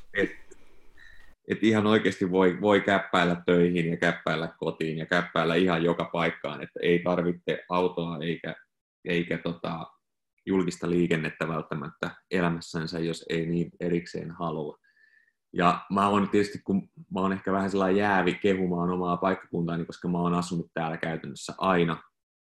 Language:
Finnish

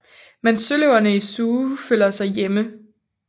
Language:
Danish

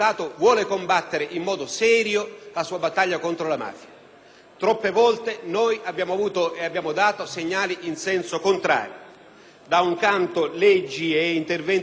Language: Italian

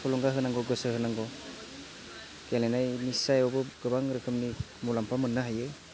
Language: Bodo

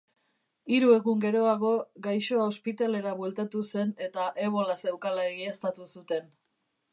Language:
Basque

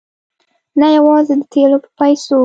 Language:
Pashto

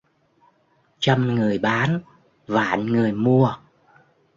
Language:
Vietnamese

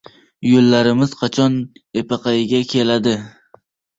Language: Uzbek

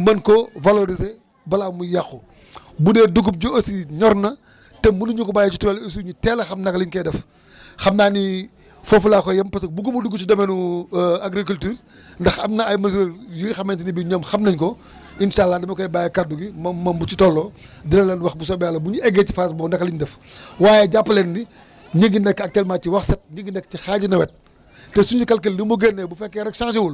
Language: Wolof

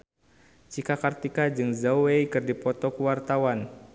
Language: Sundanese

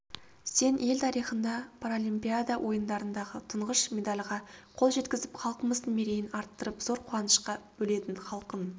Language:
Kazakh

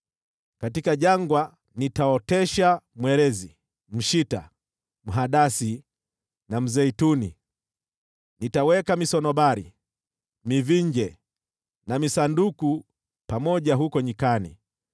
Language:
Swahili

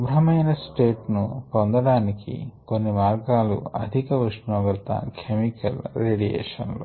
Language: Telugu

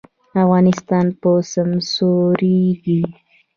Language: Pashto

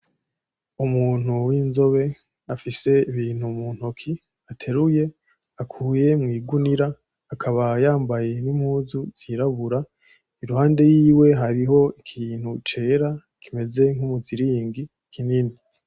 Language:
Rundi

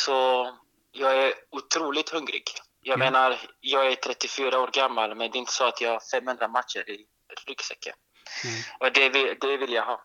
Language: Swedish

